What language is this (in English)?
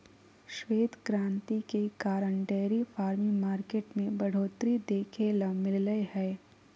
Magahi